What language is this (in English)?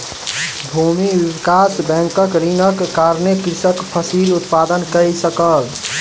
Maithili